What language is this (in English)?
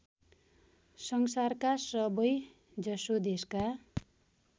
Nepali